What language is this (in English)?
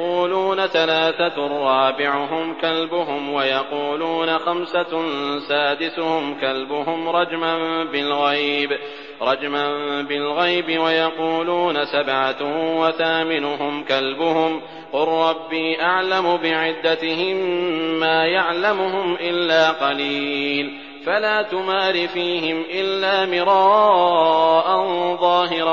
Arabic